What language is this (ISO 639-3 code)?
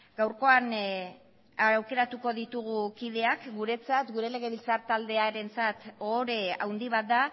eus